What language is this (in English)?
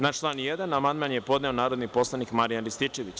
Serbian